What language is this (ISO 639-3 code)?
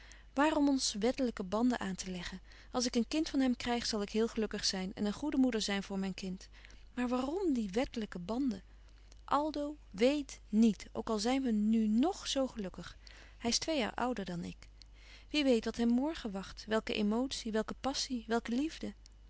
nld